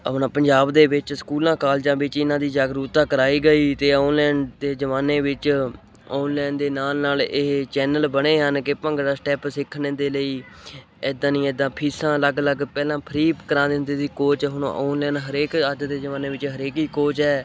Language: Punjabi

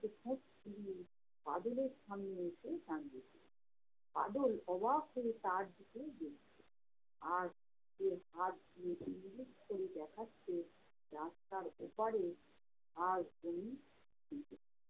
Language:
Bangla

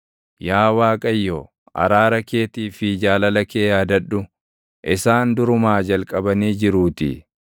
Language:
Oromo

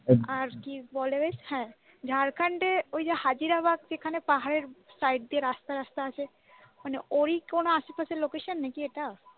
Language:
Bangla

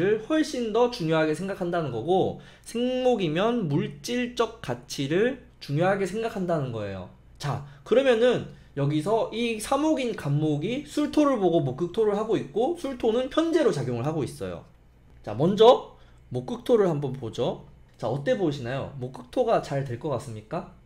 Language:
Korean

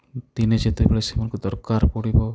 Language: Odia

